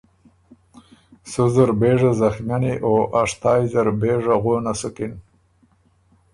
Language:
Ormuri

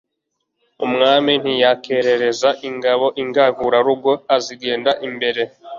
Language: Kinyarwanda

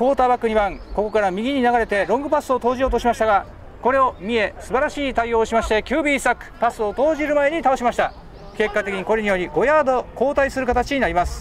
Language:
Japanese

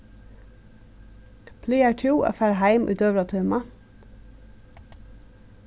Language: Faroese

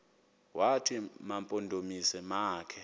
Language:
Xhosa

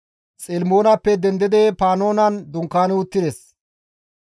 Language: Gamo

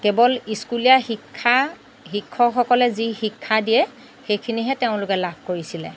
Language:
Assamese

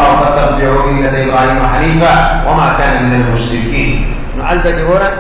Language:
Arabic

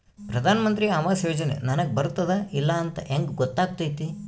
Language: Kannada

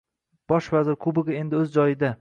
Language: Uzbek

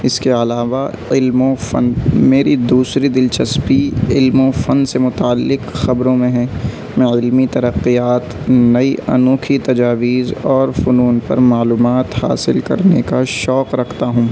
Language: Urdu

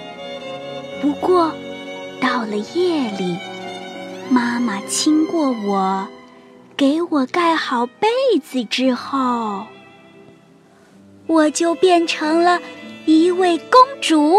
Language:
Chinese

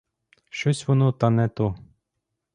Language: Ukrainian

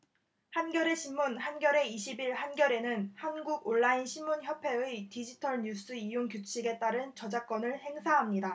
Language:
Korean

